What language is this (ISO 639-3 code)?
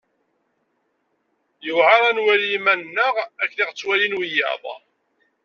kab